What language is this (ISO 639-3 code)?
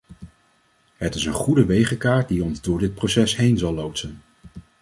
nld